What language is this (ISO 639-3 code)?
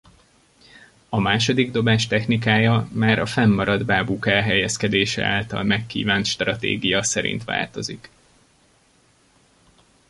hun